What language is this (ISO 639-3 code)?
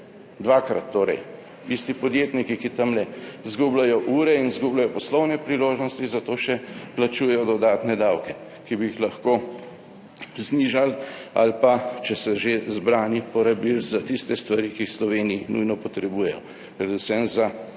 slv